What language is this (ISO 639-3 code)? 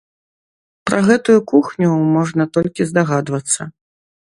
bel